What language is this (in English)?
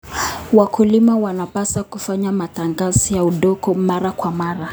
Kalenjin